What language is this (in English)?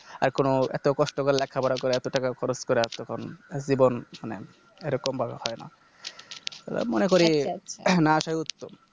Bangla